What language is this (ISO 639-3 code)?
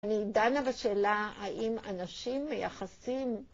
heb